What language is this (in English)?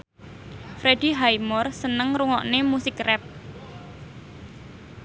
Javanese